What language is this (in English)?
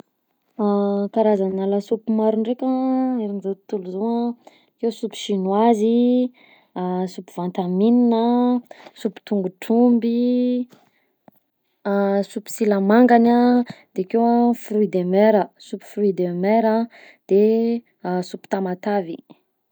Southern Betsimisaraka Malagasy